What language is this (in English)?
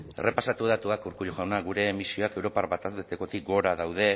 Basque